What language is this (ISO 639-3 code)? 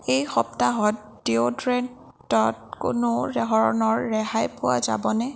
asm